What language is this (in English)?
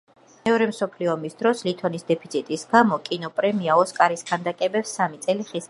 Georgian